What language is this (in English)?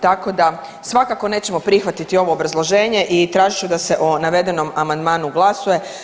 Croatian